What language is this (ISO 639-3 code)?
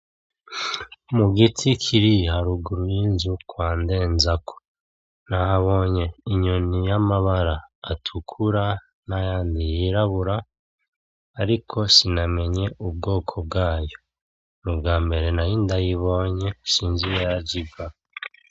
run